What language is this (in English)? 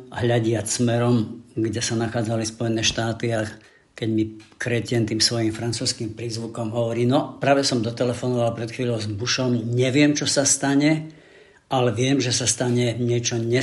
Slovak